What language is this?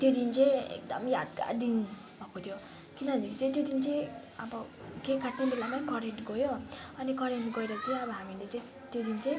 Nepali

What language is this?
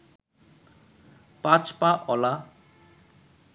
Bangla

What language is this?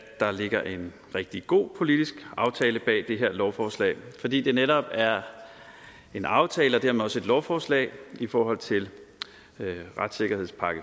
Danish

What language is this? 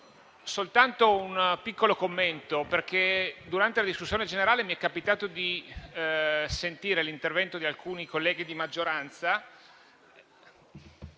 Italian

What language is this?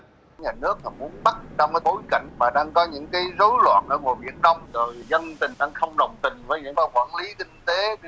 Vietnamese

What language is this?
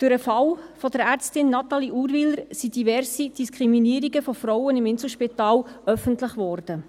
Swiss German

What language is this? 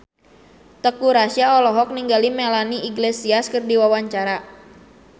Sundanese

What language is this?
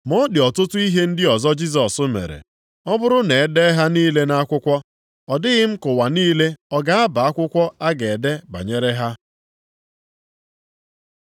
Igbo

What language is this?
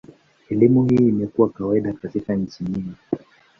Swahili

